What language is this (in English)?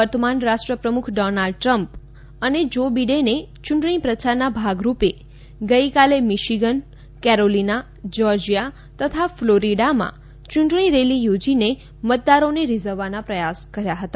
Gujarati